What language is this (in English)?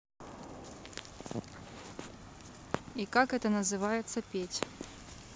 Russian